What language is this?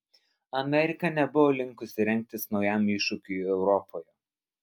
Lithuanian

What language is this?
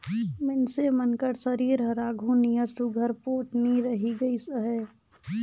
Chhattisgarhi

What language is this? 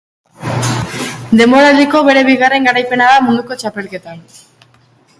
Basque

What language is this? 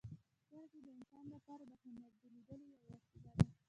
Pashto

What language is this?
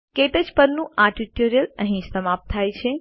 Gujarati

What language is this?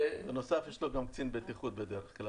Hebrew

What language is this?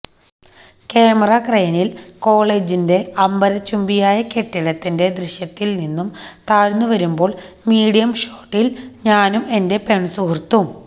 Malayalam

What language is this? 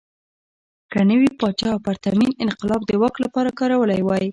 Pashto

